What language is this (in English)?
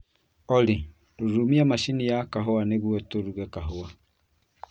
Kikuyu